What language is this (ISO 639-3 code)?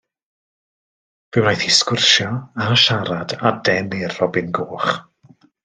cym